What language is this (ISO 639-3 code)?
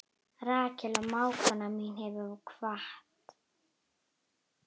isl